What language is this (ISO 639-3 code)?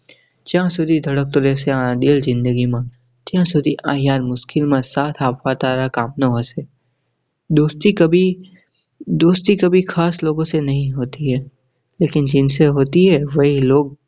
guj